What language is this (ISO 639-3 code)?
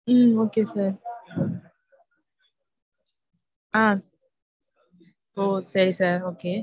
tam